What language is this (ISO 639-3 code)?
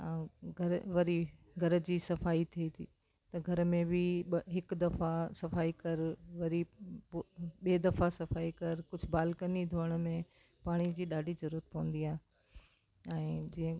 snd